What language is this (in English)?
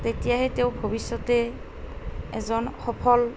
Assamese